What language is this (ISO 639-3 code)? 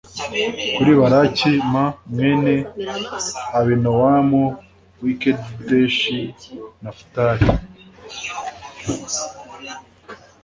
kin